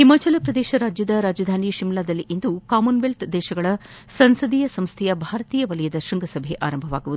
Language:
Kannada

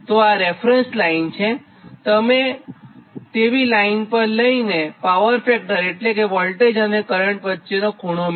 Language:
Gujarati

